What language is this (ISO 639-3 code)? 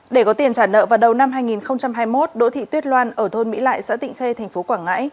vie